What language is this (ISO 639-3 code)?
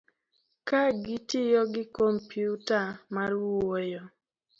luo